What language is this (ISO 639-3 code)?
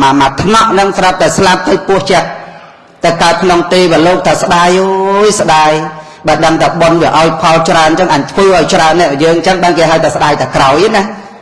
eng